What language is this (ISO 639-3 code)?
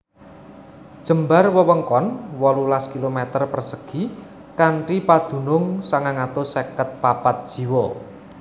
jav